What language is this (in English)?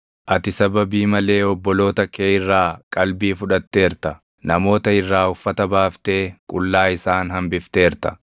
Oromo